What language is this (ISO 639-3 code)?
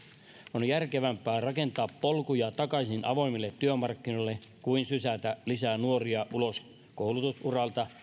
fin